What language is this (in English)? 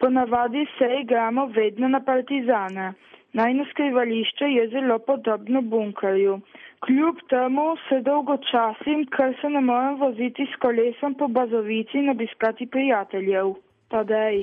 Italian